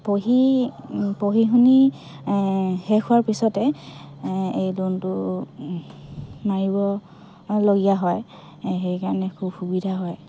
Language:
Assamese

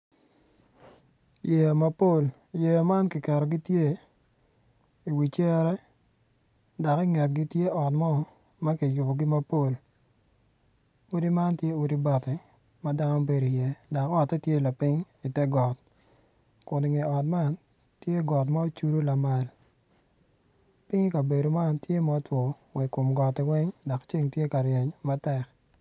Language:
Acoli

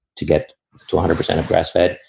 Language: English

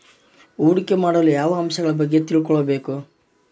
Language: Kannada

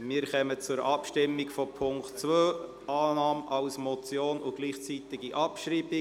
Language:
Swiss German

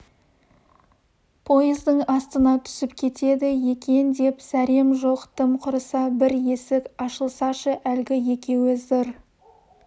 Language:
Kazakh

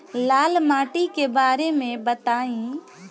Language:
Bhojpuri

